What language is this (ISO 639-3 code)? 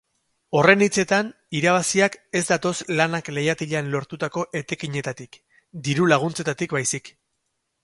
eus